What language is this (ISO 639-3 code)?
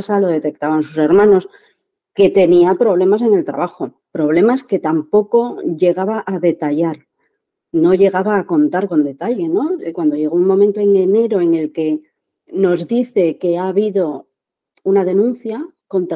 spa